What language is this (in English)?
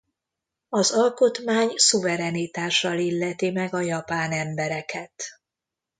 Hungarian